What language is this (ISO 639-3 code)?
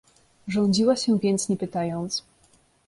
pol